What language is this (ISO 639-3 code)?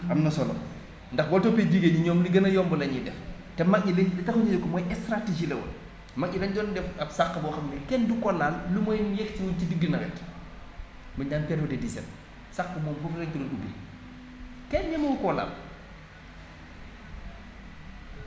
wol